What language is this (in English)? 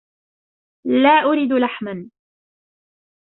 Arabic